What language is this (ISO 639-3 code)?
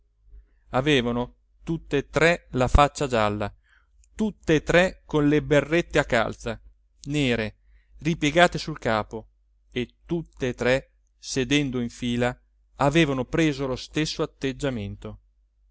ita